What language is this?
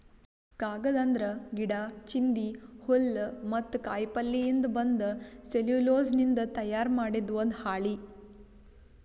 Kannada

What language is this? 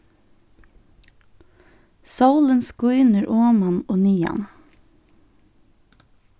Faroese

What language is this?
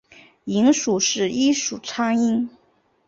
Chinese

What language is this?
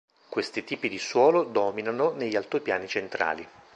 Italian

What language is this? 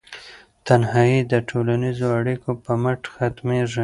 Pashto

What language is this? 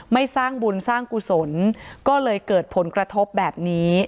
Thai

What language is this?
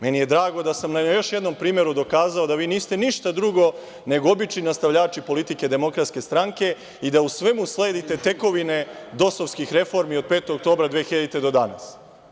Serbian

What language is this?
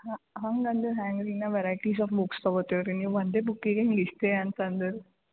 Kannada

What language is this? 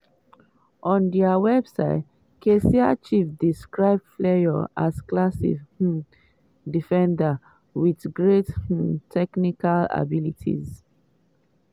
Nigerian Pidgin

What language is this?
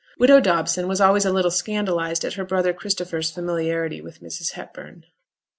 English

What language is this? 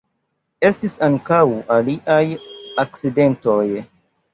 Esperanto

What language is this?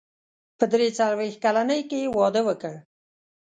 Pashto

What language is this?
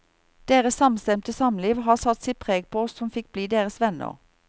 Norwegian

